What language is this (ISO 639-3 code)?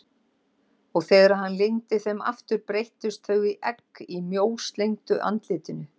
isl